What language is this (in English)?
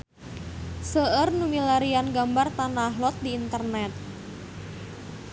Sundanese